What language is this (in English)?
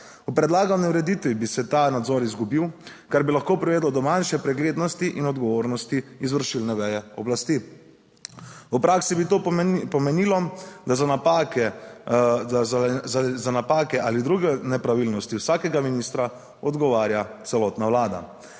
Slovenian